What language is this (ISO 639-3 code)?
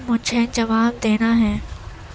urd